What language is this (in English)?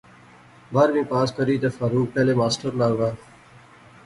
Pahari-Potwari